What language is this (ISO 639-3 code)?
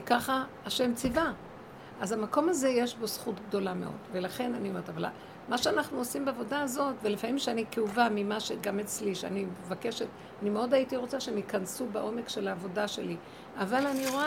heb